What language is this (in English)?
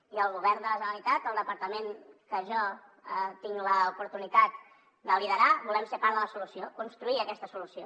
Catalan